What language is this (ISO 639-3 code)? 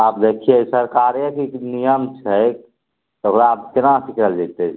mai